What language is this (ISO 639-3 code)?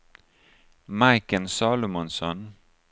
swe